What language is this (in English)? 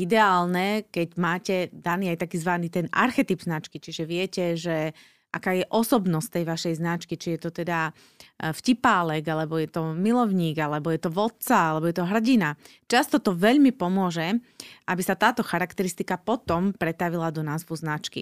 Slovak